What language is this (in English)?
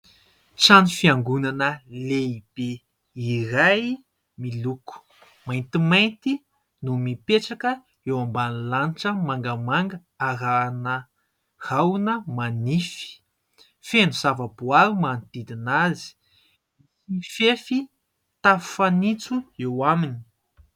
Malagasy